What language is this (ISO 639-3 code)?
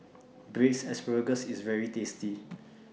eng